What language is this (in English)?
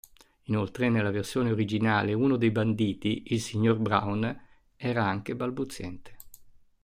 Italian